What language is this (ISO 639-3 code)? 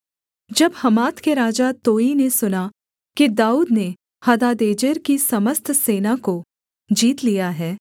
hin